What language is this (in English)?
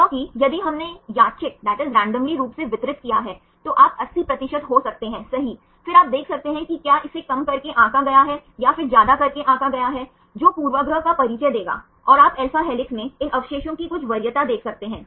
Hindi